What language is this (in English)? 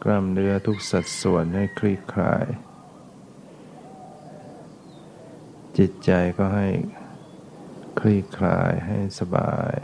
Thai